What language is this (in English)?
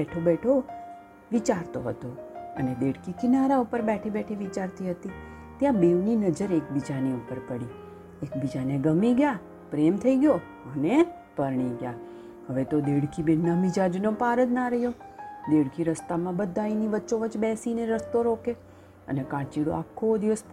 Gujarati